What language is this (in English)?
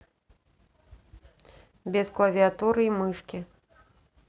Russian